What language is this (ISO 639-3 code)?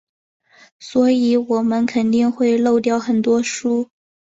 zho